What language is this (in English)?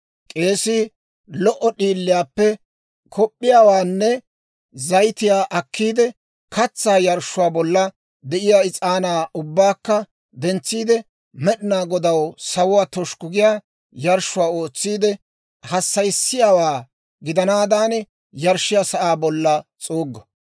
Dawro